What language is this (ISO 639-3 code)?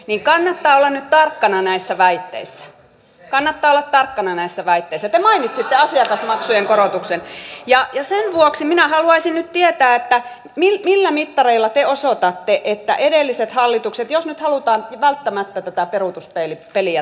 fin